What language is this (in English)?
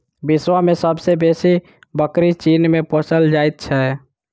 Maithili